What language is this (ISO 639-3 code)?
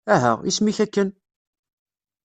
kab